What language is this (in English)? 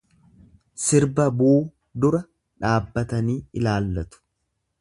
Oromo